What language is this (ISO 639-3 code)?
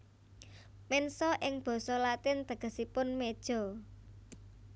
jav